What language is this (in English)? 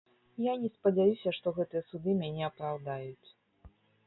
Belarusian